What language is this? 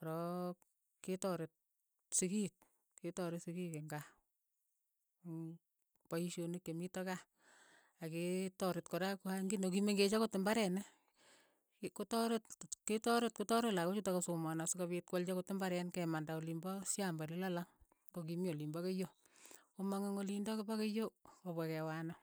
Keiyo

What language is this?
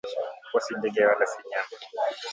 Swahili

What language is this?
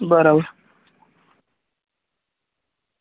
Gujarati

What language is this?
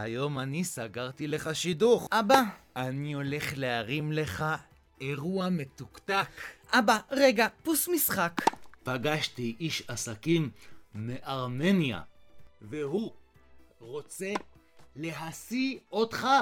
Hebrew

